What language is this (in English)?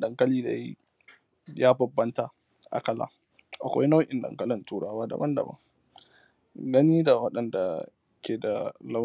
Hausa